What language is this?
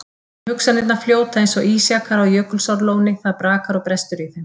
Icelandic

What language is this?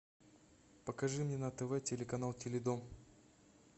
Russian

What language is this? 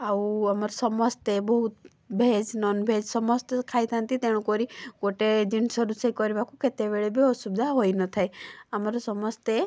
Odia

